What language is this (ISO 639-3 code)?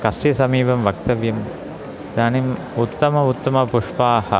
san